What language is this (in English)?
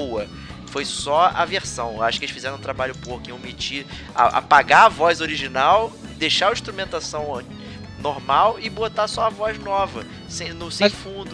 Portuguese